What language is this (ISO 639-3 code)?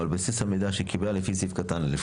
heb